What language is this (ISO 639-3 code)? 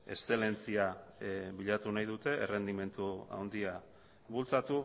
eus